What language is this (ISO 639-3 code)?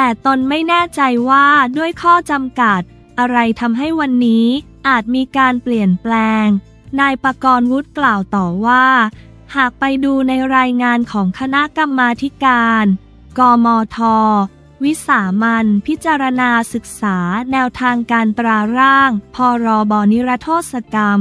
tha